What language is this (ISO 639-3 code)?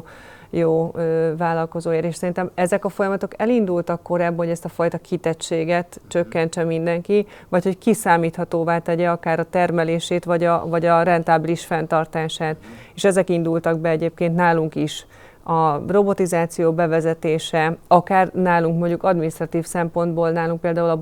hun